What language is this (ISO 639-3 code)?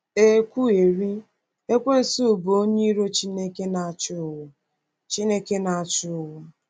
ibo